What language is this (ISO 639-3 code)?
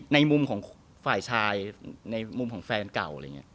tha